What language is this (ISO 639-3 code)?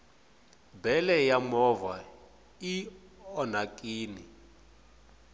tso